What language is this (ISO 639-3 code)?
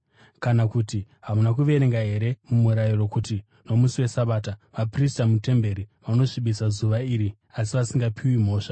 sna